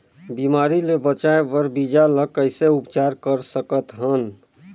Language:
Chhattisgarhi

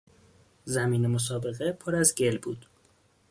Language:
Persian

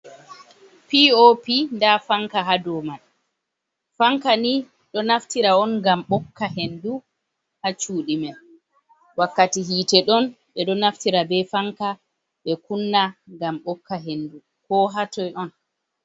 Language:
Fula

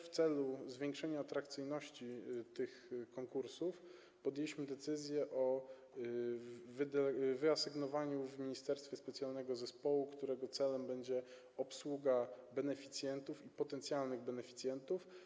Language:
Polish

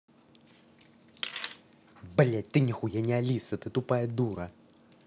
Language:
Russian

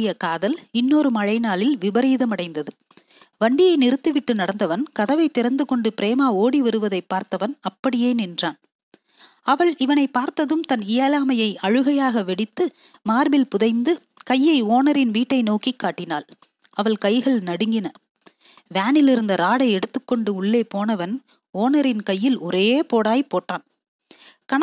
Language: Tamil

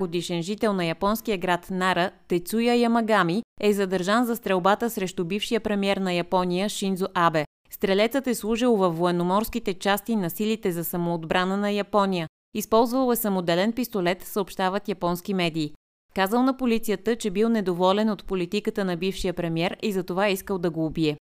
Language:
Bulgarian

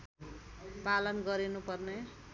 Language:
Nepali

